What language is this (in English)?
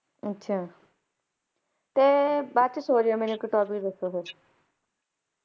Punjabi